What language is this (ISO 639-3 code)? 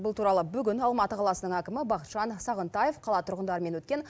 kaz